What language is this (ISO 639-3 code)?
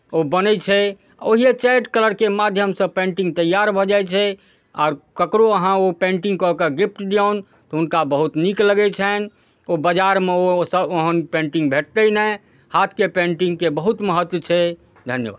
mai